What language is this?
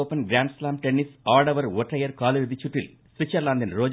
Tamil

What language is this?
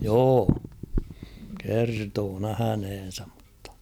Finnish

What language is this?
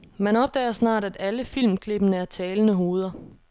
Danish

